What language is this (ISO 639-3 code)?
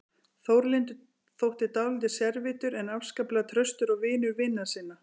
isl